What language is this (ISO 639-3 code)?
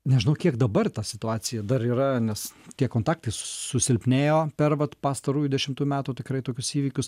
lit